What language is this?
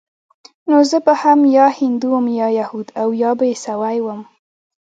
Pashto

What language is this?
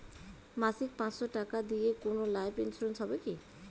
Bangla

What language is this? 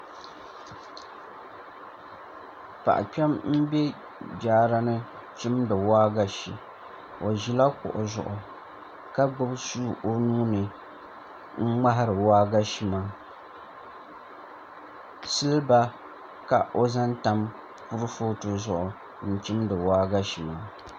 Dagbani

